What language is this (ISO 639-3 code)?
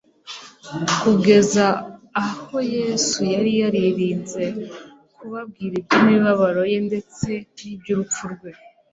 kin